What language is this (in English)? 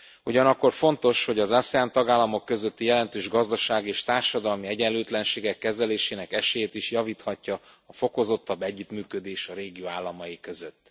Hungarian